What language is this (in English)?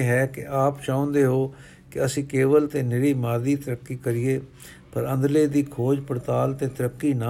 Punjabi